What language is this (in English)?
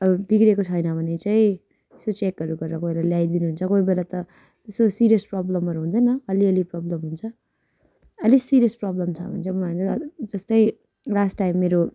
Nepali